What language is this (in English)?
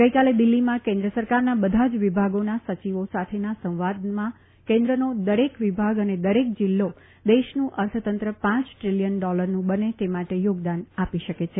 Gujarati